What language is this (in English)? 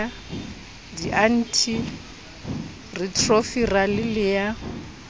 Southern Sotho